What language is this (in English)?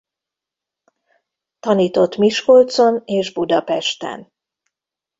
Hungarian